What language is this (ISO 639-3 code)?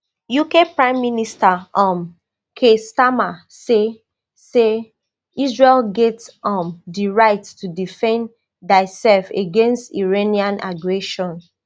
pcm